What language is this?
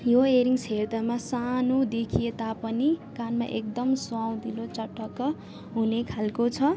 Nepali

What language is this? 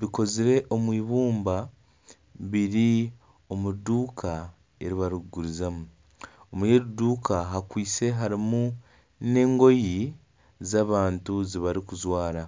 Nyankole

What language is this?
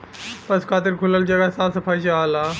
Bhojpuri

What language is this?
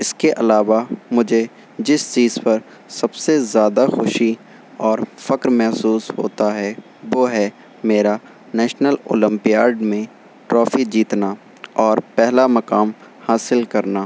Urdu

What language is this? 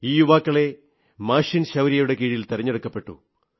Malayalam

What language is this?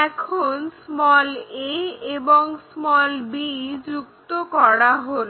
Bangla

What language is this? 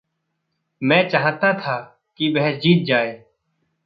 Hindi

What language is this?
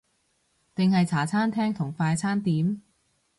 Cantonese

